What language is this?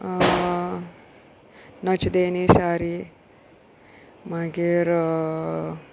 Konkani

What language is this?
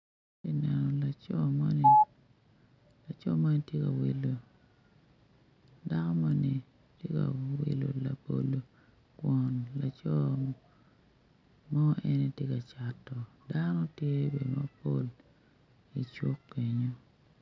Acoli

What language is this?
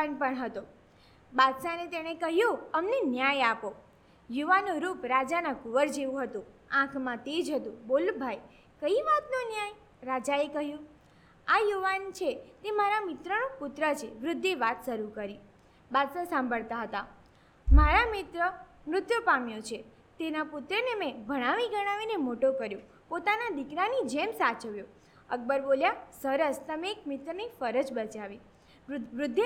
Gujarati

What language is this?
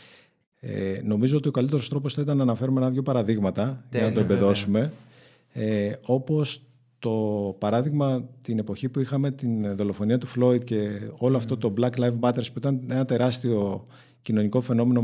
Greek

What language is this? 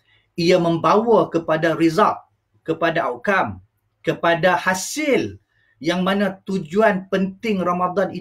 Malay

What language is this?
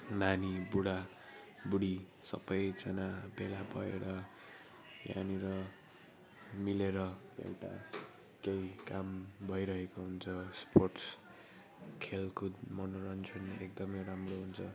Nepali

